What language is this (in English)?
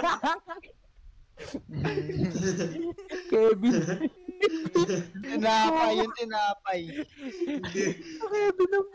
Filipino